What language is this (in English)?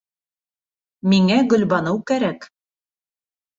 Bashkir